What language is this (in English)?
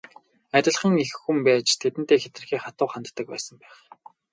Mongolian